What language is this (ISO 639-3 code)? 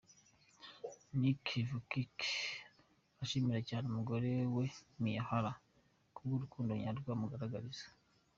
kin